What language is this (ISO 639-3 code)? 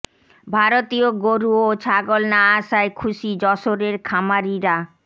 ben